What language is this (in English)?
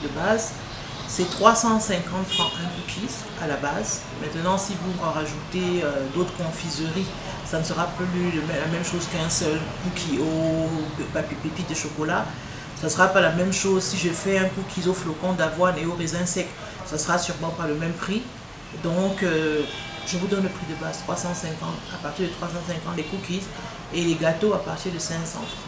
French